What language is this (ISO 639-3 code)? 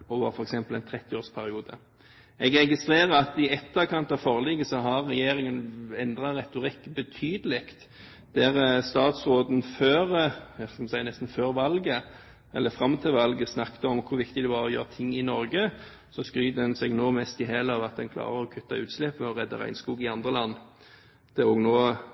nob